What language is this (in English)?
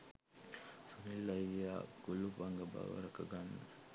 Sinhala